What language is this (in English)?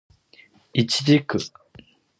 Japanese